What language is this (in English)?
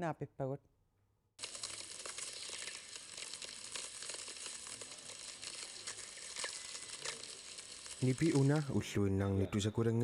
Arabic